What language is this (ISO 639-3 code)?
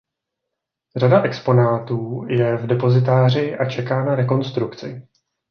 ces